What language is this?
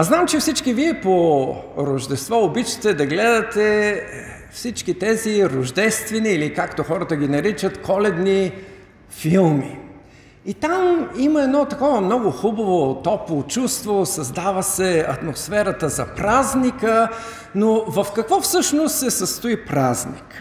Bulgarian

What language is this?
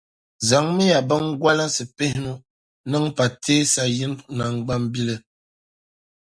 Dagbani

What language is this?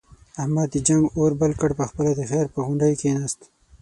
Pashto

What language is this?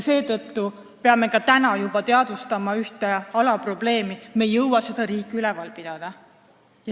Estonian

